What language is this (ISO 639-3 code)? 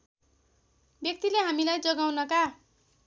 nep